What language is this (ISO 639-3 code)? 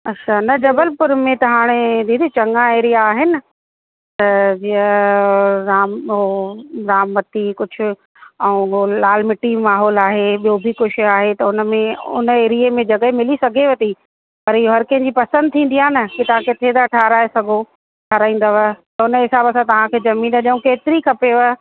snd